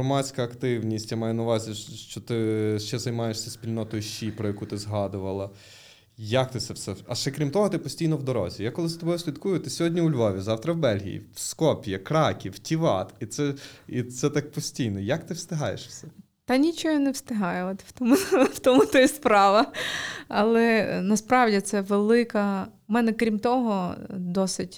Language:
Ukrainian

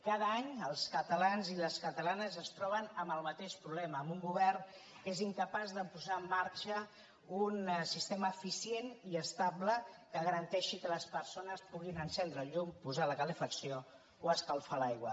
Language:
Catalan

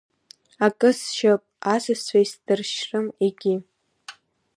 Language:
Abkhazian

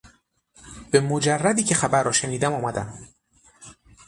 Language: Persian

